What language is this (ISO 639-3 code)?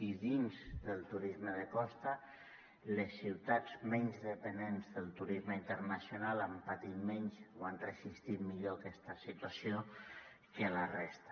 cat